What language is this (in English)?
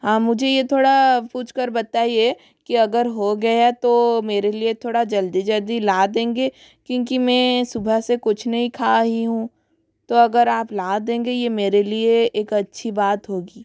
Hindi